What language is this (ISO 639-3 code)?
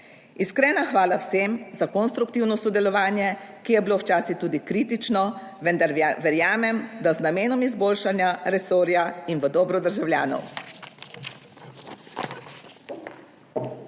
slv